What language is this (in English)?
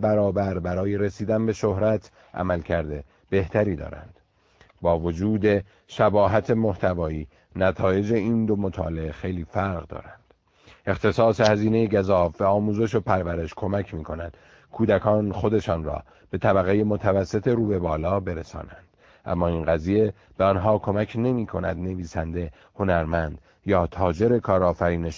Persian